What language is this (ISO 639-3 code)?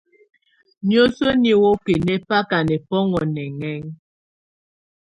tvu